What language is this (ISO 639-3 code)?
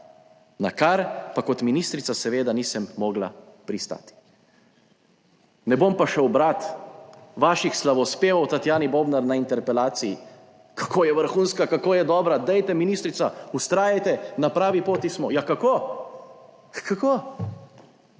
slv